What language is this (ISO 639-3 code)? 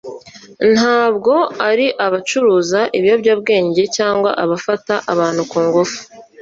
kin